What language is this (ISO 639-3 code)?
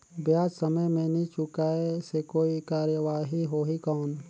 hne